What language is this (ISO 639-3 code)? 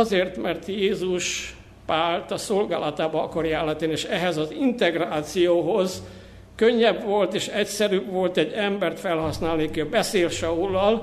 hun